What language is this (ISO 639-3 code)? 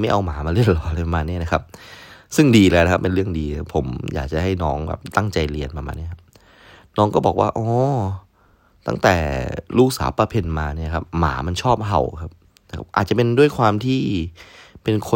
tha